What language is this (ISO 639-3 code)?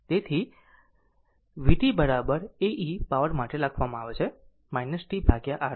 guj